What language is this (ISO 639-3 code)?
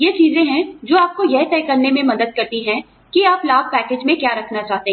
hin